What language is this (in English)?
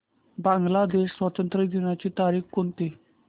Marathi